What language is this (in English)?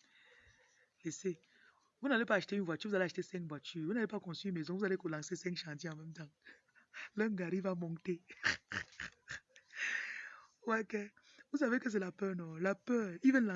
French